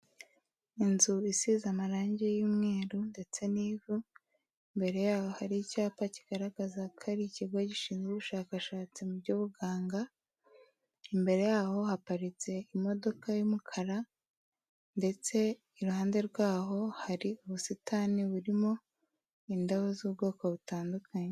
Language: Kinyarwanda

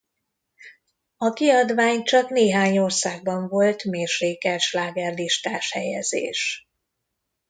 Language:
Hungarian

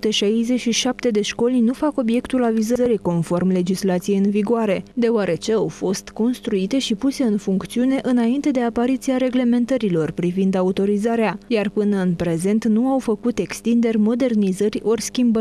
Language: Romanian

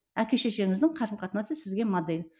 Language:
Kazakh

